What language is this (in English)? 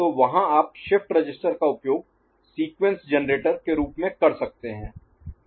Hindi